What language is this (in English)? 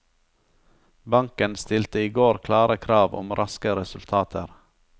Norwegian